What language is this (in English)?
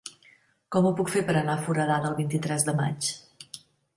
Catalan